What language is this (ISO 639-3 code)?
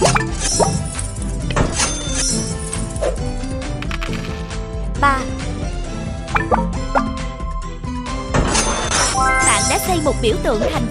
vie